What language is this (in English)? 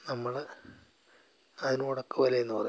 Malayalam